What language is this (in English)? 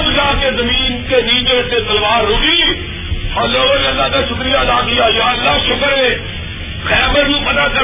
Urdu